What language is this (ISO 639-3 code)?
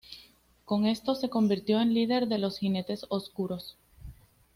spa